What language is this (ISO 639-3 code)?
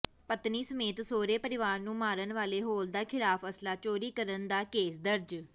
pan